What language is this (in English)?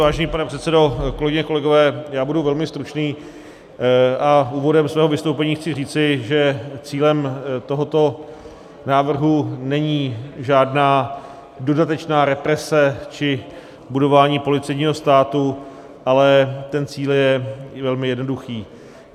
Czech